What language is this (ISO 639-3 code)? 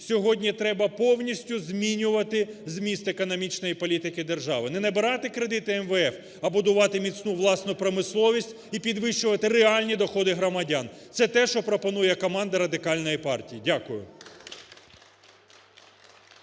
ukr